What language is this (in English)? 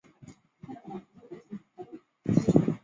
Chinese